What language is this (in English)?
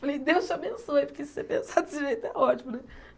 Portuguese